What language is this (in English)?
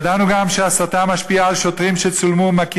Hebrew